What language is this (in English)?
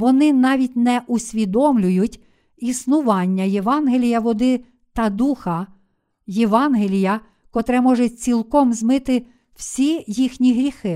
Ukrainian